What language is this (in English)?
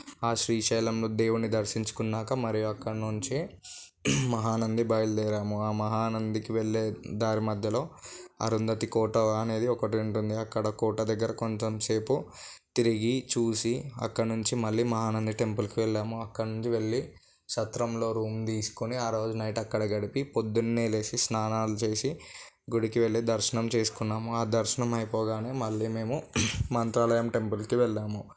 Telugu